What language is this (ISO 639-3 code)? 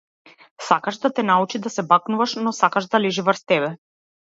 mkd